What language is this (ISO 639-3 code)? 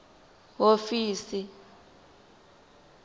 tso